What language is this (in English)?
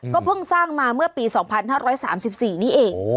Thai